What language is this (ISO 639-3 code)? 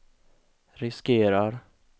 swe